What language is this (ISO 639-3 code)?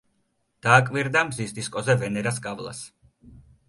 kat